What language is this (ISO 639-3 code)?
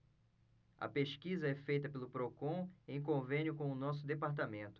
por